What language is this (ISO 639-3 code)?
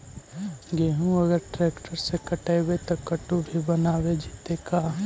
mag